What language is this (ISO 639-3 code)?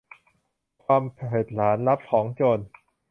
tha